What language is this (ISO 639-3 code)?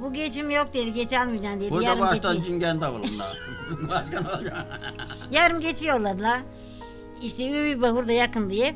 tur